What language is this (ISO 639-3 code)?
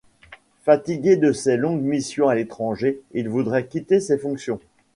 fra